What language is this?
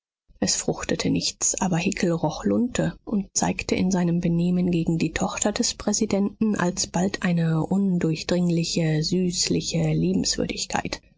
German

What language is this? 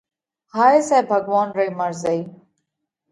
Parkari Koli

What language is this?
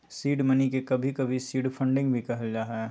Magahi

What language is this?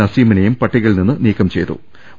Malayalam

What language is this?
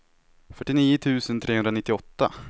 Swedish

